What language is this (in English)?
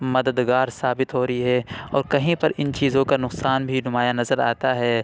Urdu